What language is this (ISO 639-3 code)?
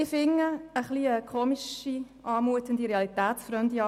gsw